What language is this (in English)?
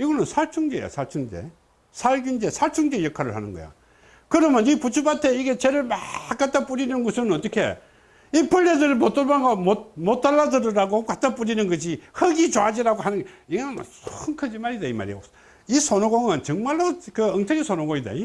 Korean